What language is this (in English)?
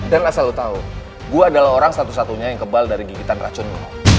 Indonesian